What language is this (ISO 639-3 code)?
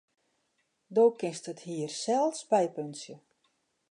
fry